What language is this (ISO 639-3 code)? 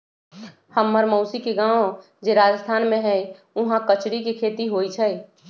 mag